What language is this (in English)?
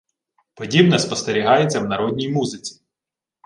Ukrainian